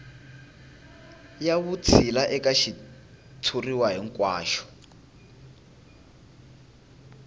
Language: Tsonga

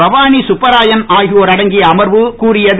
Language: Tamil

